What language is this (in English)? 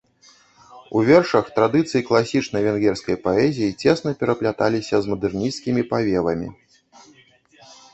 Belarusian